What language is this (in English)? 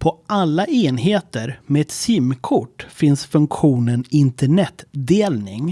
Swedish